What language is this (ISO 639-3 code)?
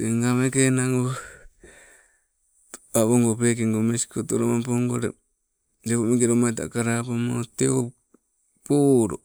nco